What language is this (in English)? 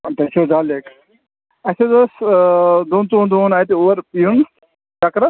Kashmiri